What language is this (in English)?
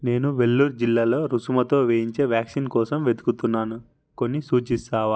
Telugu